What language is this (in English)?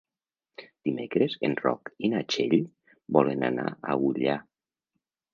Catalan